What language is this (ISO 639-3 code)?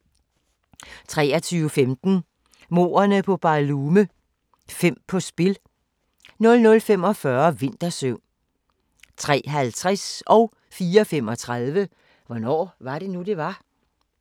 dan